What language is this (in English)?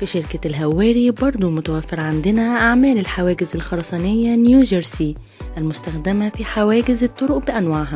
Arabic